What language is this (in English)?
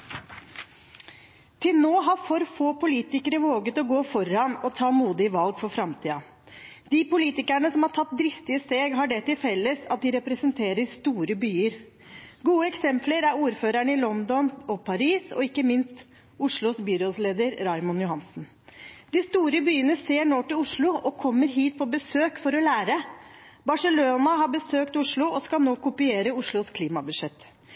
Norwegian Bokmål